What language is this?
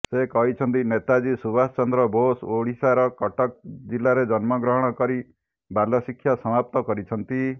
Odia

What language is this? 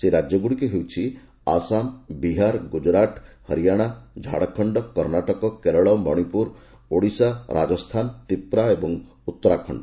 Odia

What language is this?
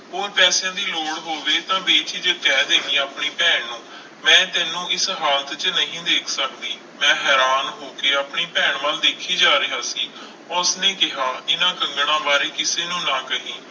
Punjabi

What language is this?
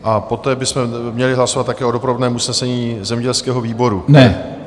Czech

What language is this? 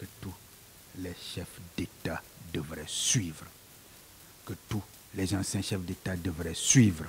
French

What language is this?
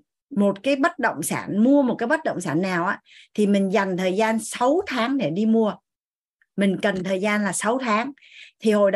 Vietnamese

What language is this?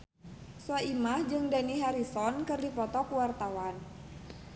Sundanese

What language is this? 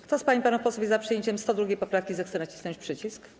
Polish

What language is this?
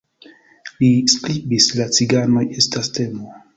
Esperanto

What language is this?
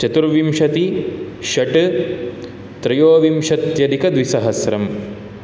Sanskrit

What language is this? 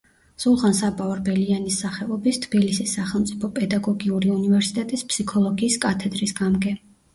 Georgian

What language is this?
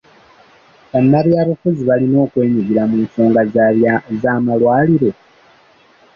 Ganda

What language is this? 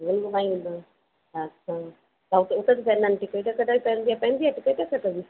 Sindhi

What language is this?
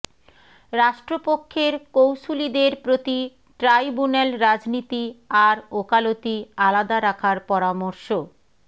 Bangla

